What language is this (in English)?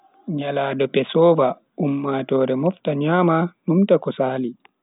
Bagirmi Fulfulde